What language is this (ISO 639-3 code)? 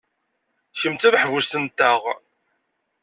kab